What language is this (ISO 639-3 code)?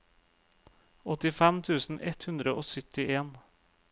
nor